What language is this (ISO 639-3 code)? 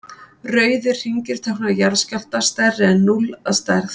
isl